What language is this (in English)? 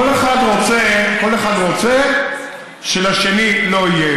Hebrew